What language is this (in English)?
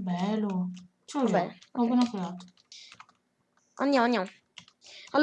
Italian